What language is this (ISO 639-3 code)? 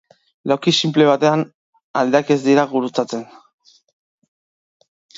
eus